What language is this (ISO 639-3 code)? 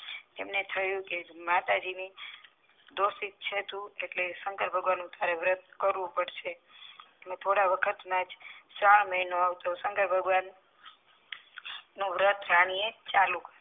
guj